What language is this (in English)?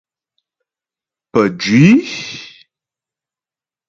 Ghomala